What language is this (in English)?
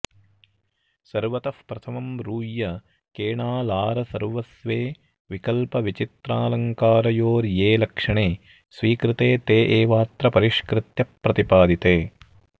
Sanskrit